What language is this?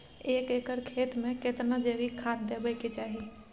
Maithili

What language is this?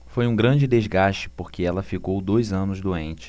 Portuguese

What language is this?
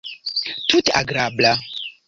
Esperanto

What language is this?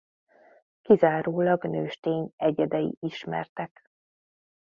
Hungarian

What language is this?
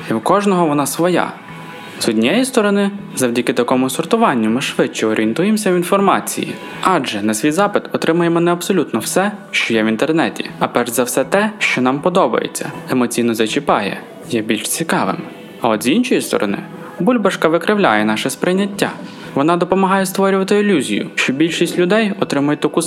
Ukrainian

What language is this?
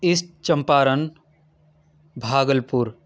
Urdu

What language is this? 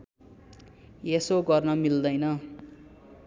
Nepali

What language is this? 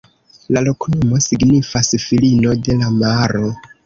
Esperanto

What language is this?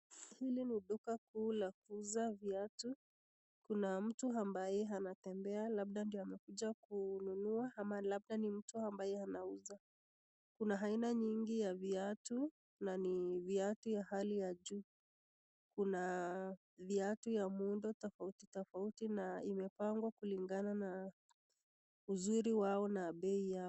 Swahili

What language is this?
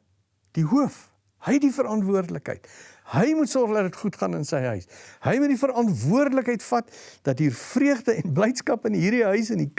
Dutch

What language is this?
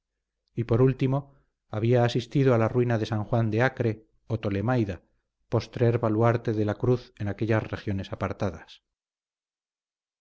Spanish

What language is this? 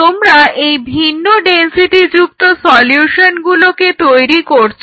Bangla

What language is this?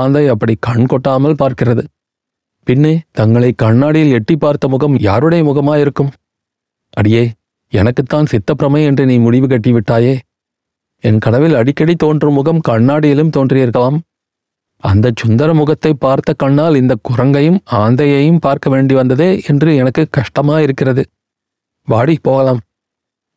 Tamil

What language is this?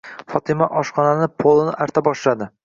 Uzbek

